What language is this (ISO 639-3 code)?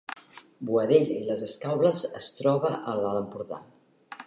cat